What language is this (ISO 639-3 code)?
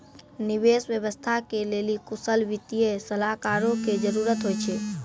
mai